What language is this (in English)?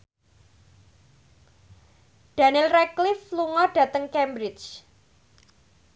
Javanese